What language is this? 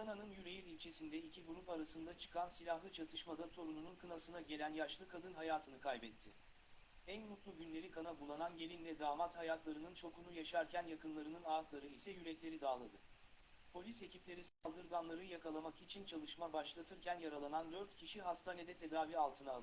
Turkish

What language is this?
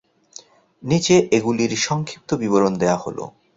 Bangla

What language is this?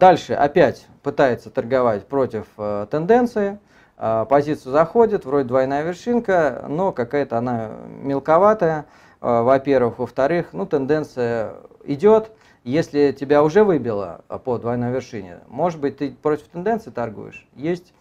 Russian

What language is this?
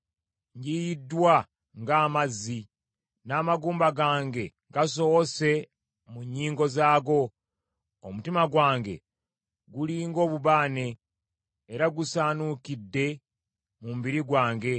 Ganda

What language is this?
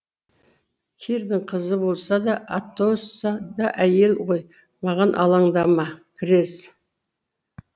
Kazakh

